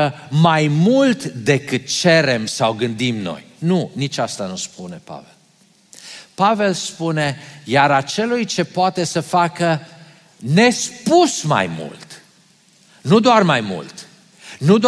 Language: Romanian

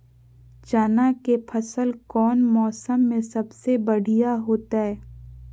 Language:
Magahi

